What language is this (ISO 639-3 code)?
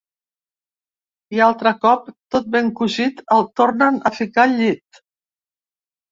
cat